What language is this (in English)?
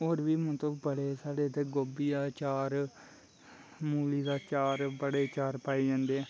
Dogri